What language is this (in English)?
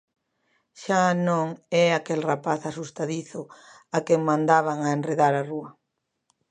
Galician